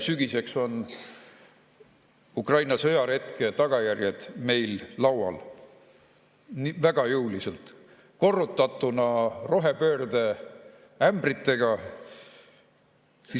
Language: Estonian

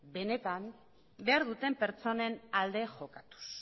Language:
Basque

